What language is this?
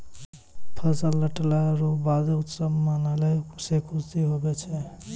Maithili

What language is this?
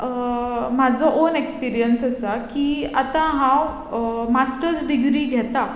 Konkani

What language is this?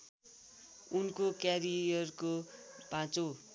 Nepali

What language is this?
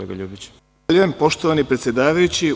Serbian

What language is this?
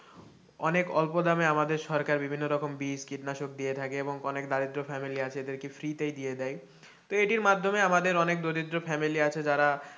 Bangla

